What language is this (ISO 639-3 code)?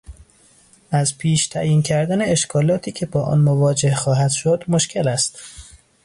fas